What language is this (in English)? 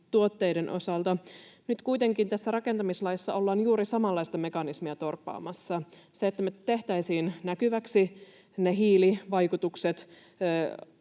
Finnish